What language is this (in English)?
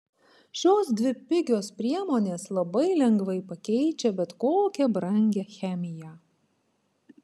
Lithuanian